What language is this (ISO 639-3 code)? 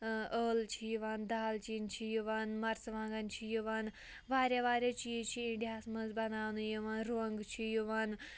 kas